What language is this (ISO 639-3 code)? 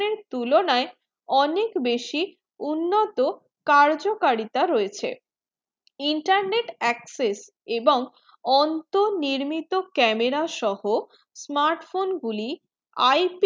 ben